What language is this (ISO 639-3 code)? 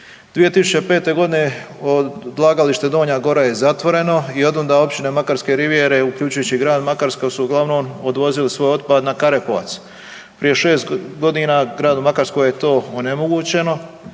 hrv